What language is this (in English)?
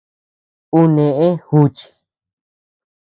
Tepeuxila Cuicatec